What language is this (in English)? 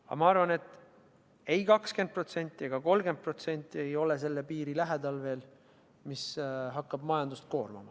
Estonian